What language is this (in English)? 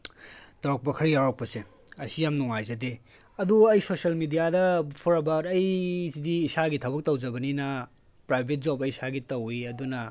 Manipuri